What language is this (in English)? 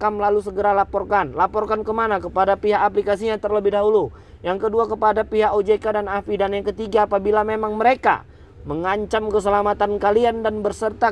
Indonesian